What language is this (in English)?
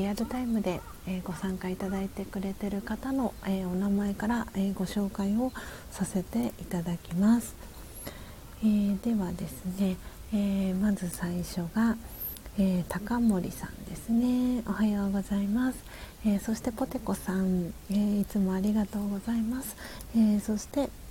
Japanese